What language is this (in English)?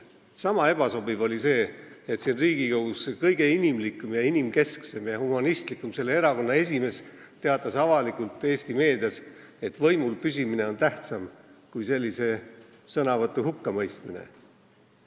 Estonian